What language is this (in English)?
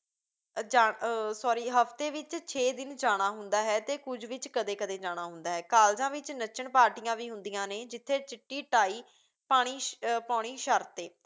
Punjabi